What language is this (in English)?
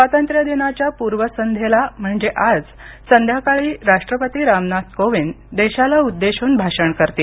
Marathi